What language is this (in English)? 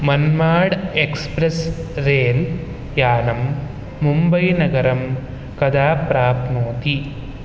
Sanskrit